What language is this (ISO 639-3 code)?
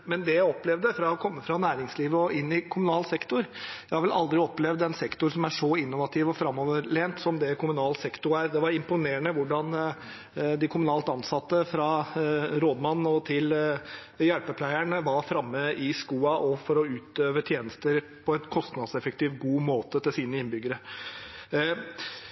nob